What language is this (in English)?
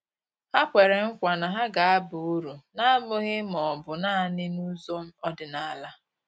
Igbo